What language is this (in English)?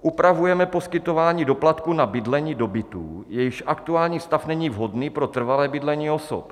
Czech